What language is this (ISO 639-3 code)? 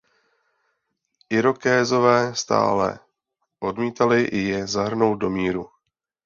ces